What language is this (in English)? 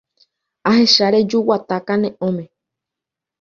Guarani